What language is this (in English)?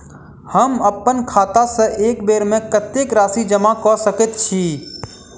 Maithili